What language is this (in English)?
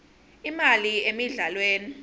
Swati